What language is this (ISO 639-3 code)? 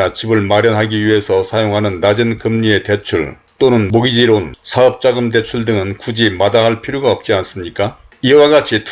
kor